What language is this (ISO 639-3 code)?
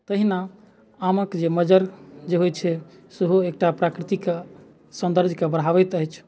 mai